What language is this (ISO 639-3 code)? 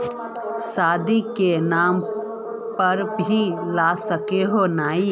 mag